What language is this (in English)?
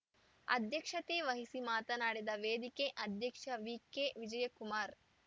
Kannada